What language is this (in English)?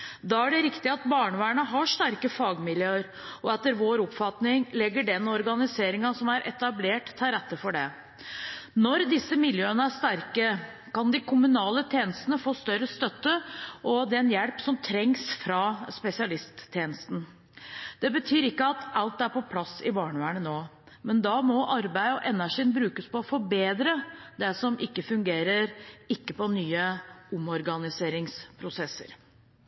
Norwegian Bokmål